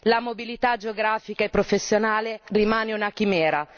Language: Italian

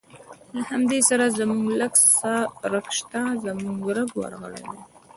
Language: Pashto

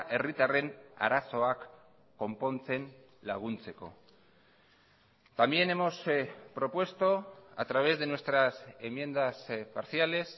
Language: Spanish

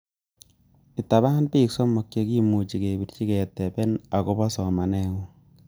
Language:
Kalenjin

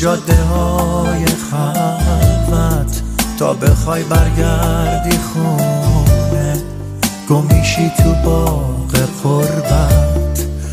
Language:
Persian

